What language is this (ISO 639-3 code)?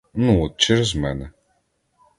ukr